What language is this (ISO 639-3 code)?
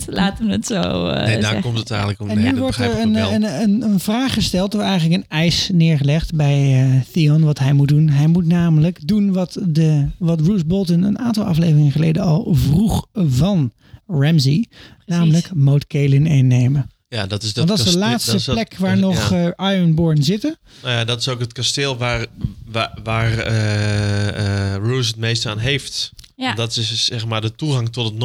nld